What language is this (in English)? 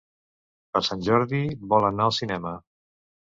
Catalan